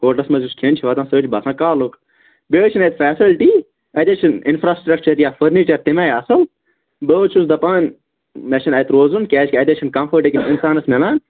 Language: Kashmiri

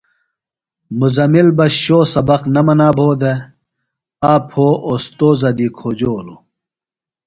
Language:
Phalura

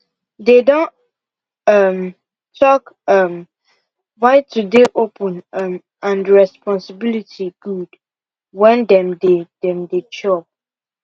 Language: Nigerian Pidgin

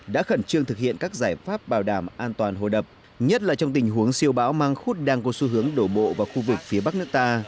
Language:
Vietnamese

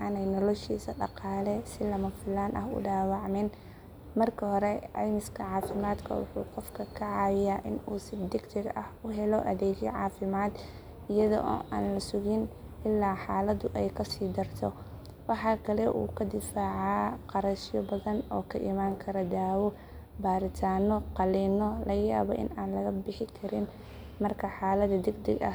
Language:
Somali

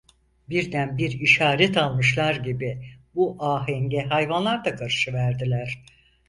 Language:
Turkish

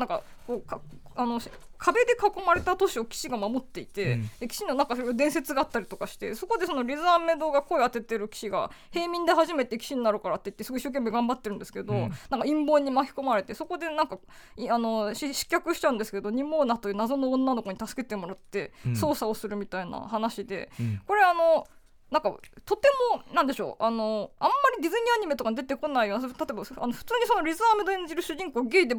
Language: Japanese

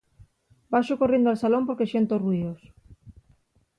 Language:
Asturian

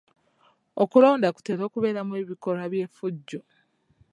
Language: Ganda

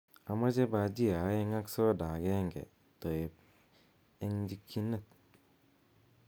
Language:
Kalenjin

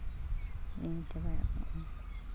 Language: Santali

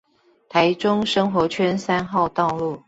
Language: Chinese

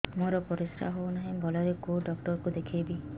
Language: Odia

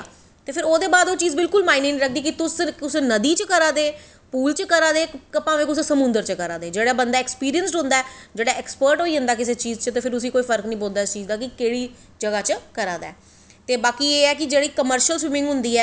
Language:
Dogri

